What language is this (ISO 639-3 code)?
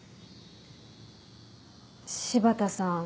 jpn